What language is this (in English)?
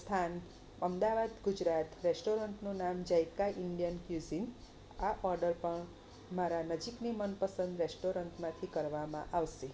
Gujarati